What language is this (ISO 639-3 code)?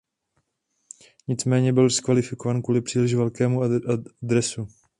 ces